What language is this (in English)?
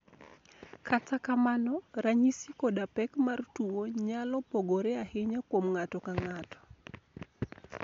Luo (Kenya and Tanzania)